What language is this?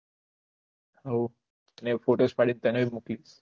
Gujarati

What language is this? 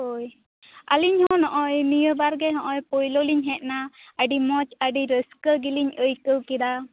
Santali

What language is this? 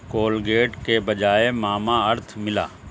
Urdu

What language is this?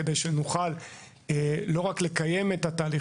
Hebrew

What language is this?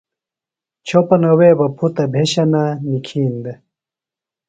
Phalura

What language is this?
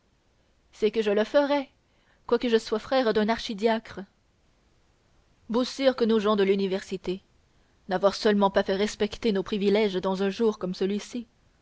French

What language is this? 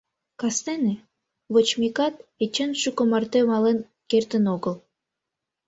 Mari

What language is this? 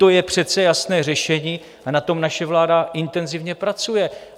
Czech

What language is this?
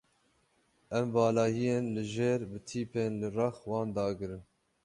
Kurdish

